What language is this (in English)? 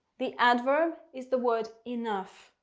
English